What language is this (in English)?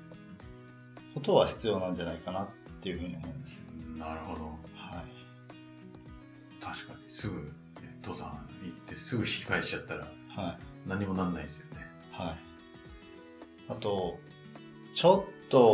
Japanese